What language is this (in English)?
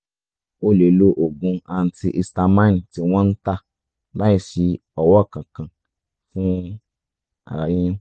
Yoruba